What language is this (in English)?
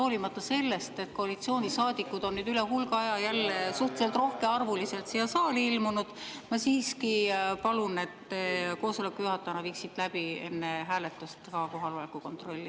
Estonian